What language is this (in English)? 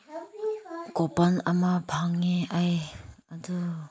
Manipuri